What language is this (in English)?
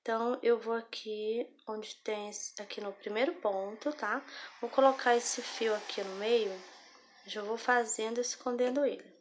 Portuguese